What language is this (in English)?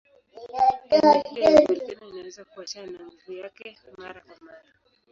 Swahili